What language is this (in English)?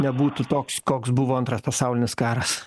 Lithuanian